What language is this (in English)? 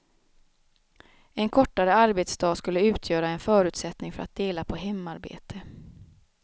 Swedish